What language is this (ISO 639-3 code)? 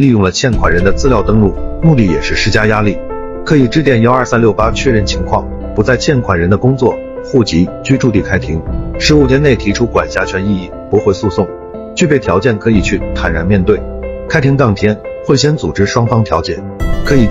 zho